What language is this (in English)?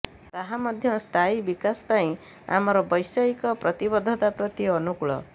Odia